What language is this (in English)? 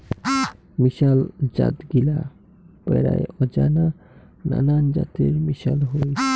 Bangla